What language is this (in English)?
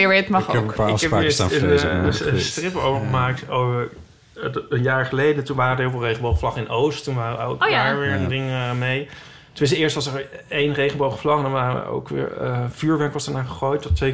Dutch